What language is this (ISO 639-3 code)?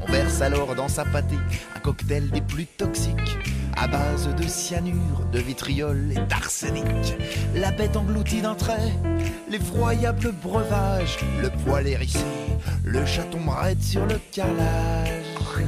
fra